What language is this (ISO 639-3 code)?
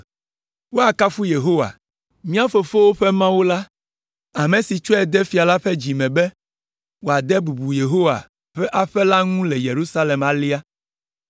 ewe